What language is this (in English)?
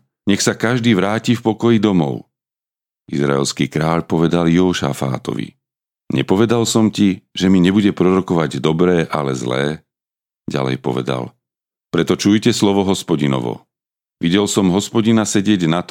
Slovak